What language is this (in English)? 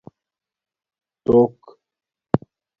Domaaki